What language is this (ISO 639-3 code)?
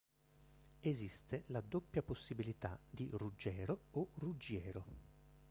ita